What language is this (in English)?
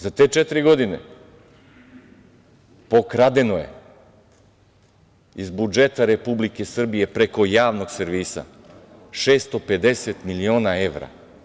Serbian